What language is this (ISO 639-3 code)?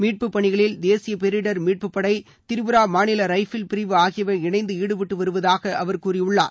tam